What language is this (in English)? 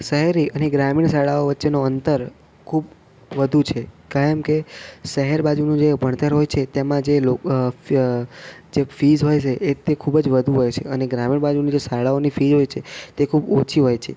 Gujarati